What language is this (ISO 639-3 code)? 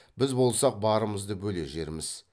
kaz